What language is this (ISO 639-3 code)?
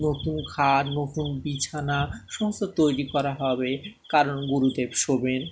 ben